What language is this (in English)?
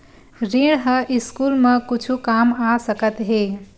Chhattisgarhi